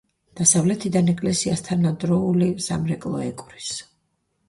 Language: Georgian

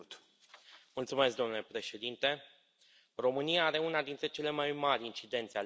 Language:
Romanian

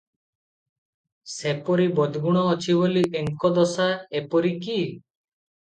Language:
Odia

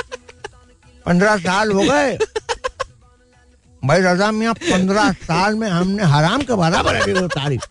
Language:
Hindi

